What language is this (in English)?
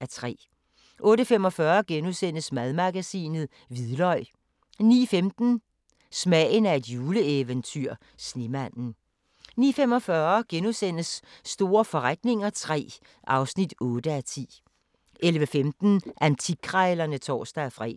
Danish